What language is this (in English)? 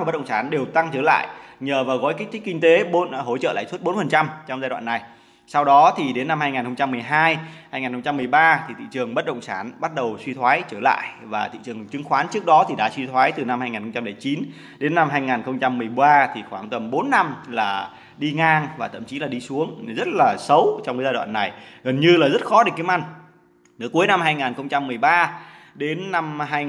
Vietnamese